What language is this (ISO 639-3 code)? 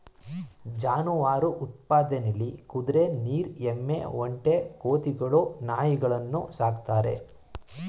kan